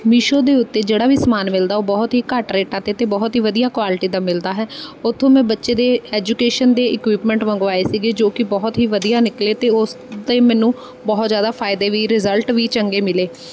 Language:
Punjabi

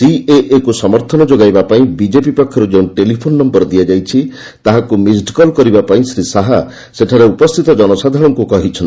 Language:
Odia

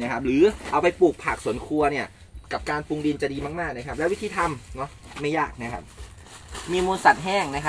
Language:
Thai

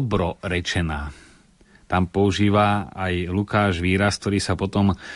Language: Slovak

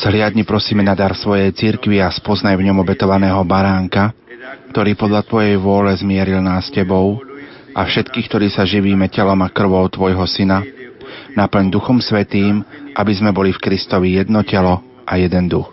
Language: Slovak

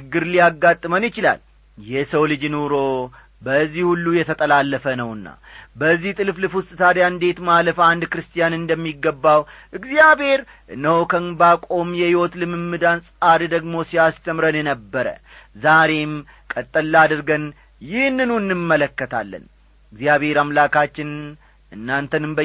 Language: Amharic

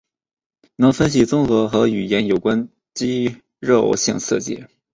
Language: Chinese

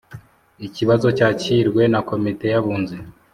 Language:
Kinyarwanda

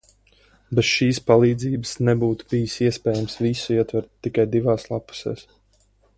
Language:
Latvian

